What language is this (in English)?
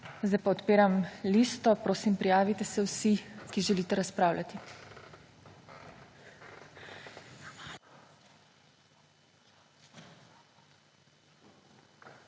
Slovenian